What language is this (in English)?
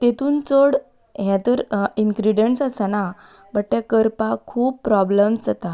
Konkani